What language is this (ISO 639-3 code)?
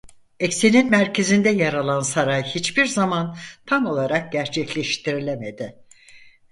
tur